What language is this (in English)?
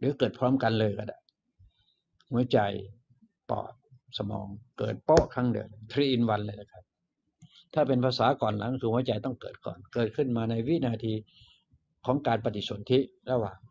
Thai